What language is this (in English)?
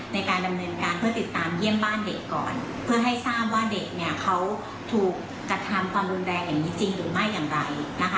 Thai